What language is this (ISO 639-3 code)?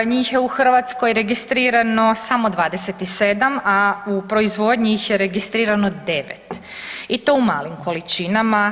hrv